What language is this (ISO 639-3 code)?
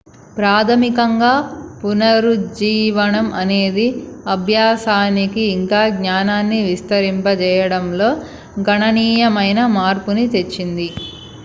tel